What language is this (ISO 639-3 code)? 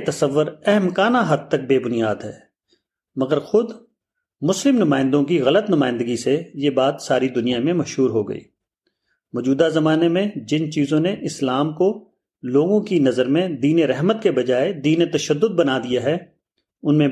urd